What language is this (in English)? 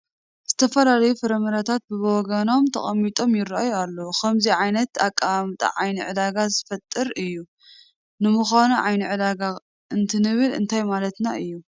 Tigrinya